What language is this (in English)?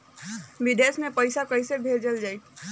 Bhojpuri